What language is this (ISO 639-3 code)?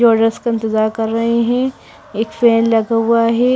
hin